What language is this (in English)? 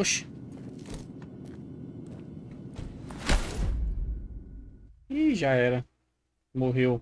Portuguese